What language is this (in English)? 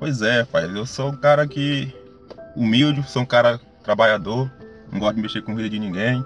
Portuguese